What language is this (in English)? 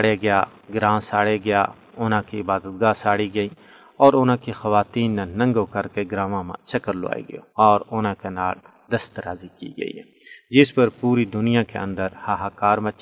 Urdu